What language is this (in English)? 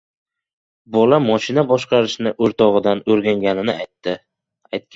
Uzbek